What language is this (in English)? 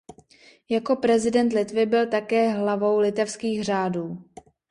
Czech